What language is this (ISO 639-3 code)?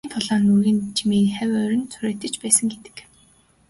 mon